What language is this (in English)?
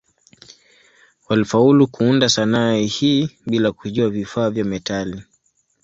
Swahili